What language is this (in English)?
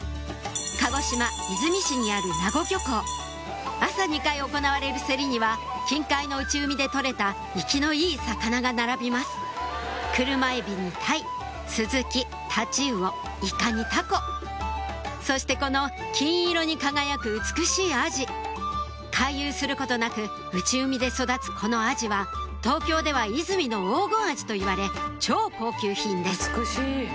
Japanese